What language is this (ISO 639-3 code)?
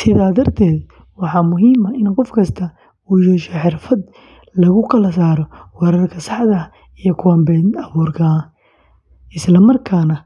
som